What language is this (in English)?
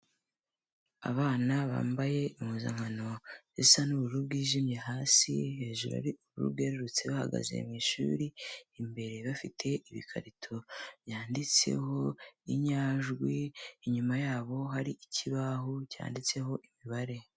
Kinyarwanda